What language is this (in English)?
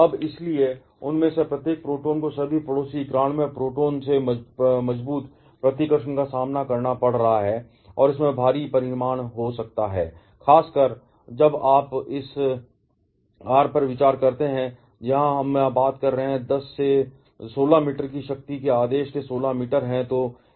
Hindi